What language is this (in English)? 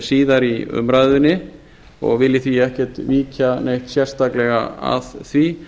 Icelandic